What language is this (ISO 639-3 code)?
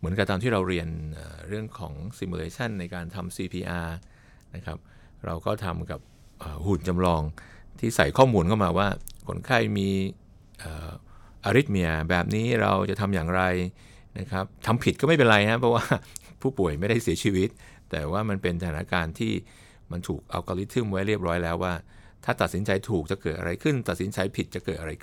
tha